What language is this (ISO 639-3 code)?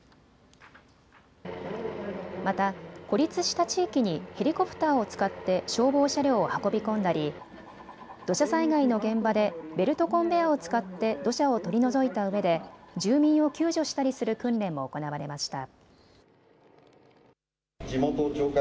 jpn